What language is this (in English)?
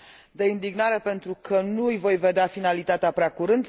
Romanian